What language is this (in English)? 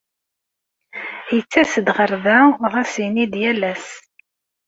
Kabyle